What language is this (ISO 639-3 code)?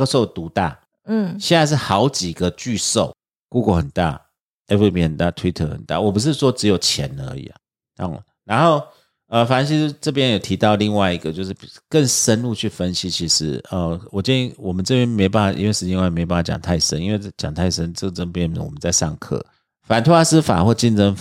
zho